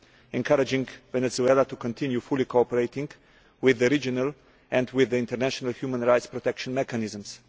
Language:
English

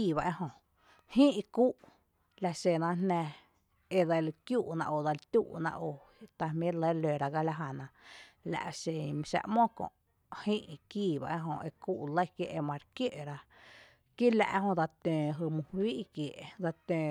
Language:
Tepinapa Chinantec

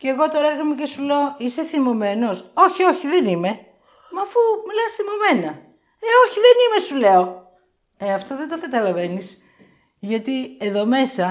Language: Greek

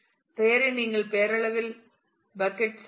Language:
Tamil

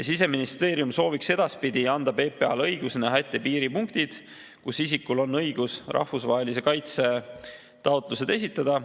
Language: Estonian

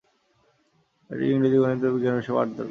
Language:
Bangla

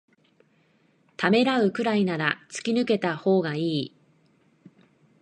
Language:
Japanese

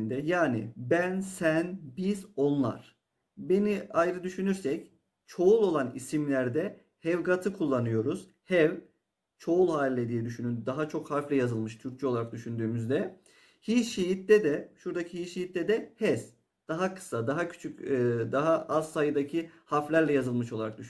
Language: Turkish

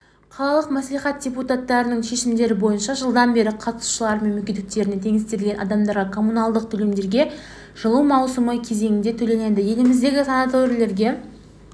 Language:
Kazakh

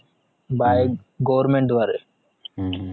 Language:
Marathi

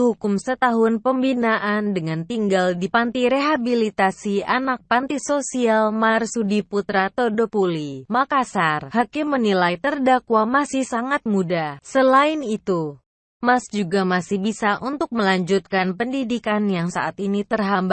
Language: Indonesian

